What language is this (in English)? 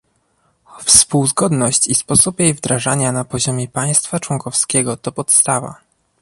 Polish